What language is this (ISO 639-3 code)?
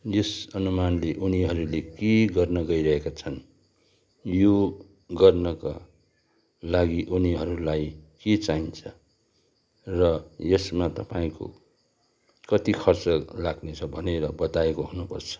nep